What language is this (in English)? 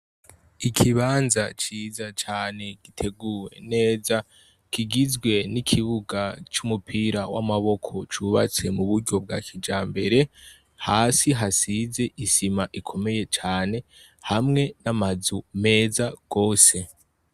Rundi